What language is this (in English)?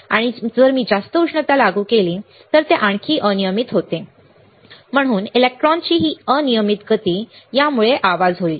Marathi